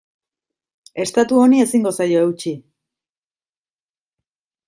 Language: Basque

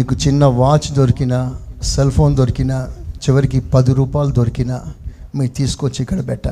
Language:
Telugu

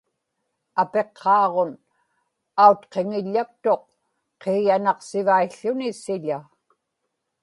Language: Inupiaq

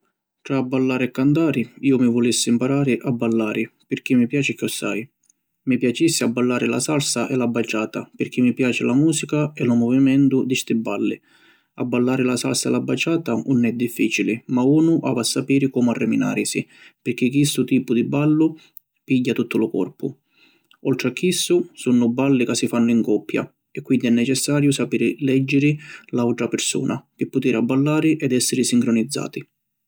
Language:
Sicilian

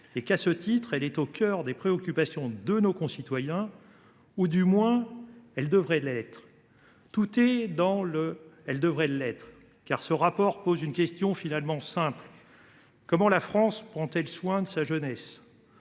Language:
French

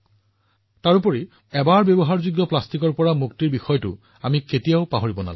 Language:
Assamese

